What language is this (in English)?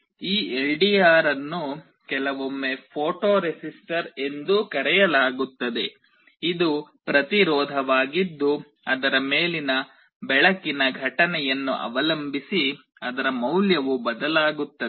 Kannada